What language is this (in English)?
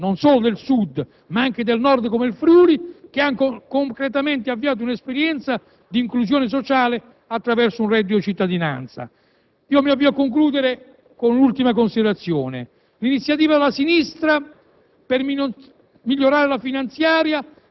Italian